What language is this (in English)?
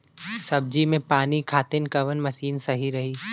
Bhojpuri